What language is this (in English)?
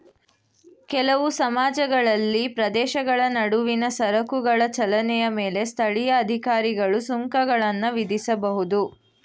Kannada